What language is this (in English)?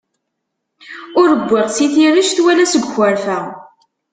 Kabyle